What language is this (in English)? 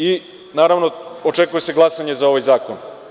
Serbian